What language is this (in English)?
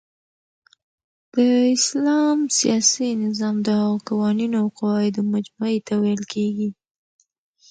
Pashto